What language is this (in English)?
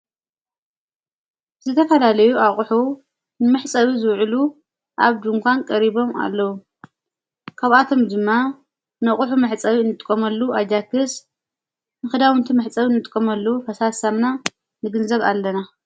Tigrinya